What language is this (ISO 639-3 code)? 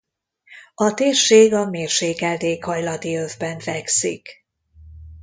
hun